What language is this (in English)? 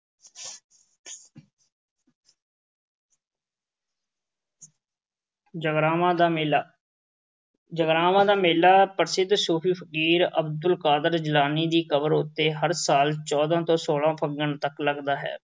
Punjabi